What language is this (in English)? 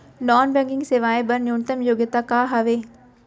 Chhattisgarhi